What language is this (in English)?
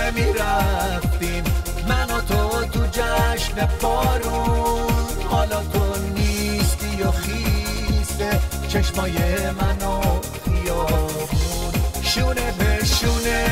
Persian